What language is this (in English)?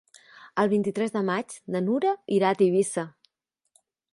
Catalan